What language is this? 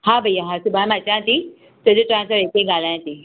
Sindhi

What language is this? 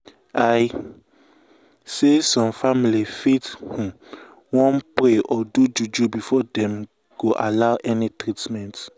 Nigerian Pidgin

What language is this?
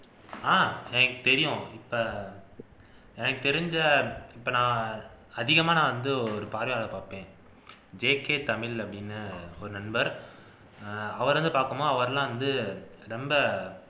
Tamil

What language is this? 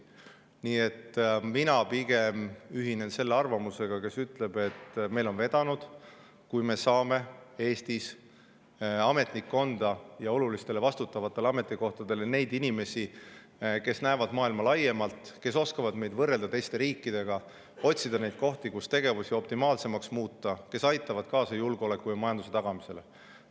Estonian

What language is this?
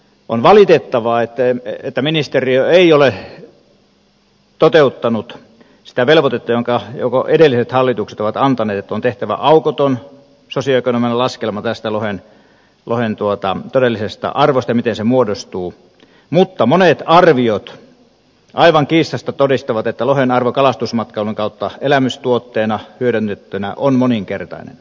Finnish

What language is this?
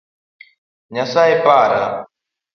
Luo (Kenya and Tanzania)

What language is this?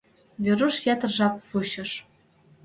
Mari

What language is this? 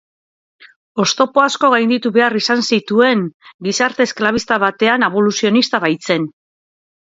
Basque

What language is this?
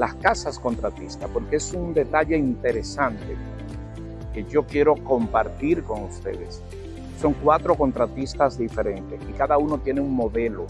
Spanish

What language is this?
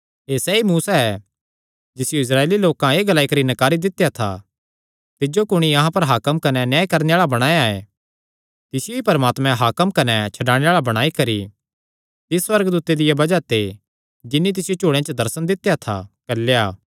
Kangri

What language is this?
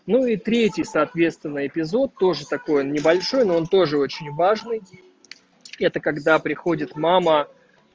Russian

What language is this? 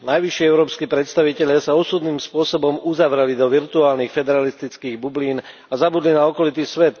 Slovak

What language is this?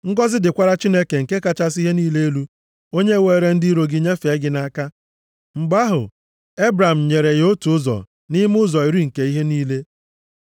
Igbo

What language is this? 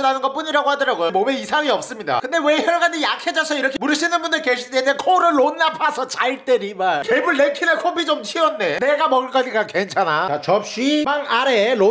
Korean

